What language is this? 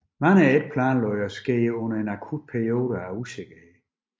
Danish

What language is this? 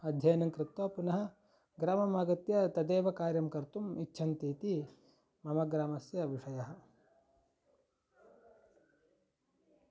Sanskrit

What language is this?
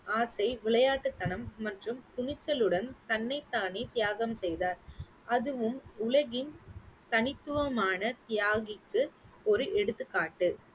Tamil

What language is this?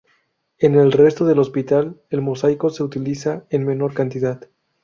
Spanish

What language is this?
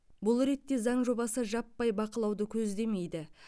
Kazakh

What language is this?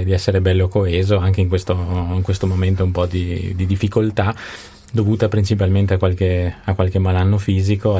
Italian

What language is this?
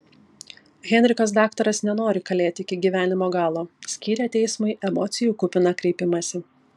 Lithuanian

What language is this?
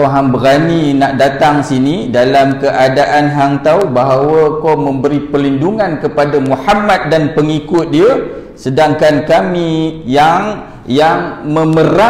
Malay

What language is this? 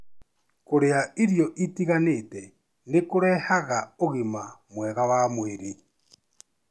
Kikuyu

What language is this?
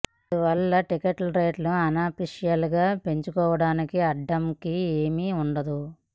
Telugu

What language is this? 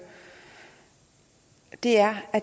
Danish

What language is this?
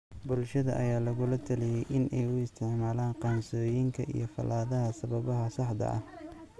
Somali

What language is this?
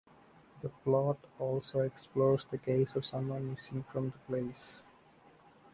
English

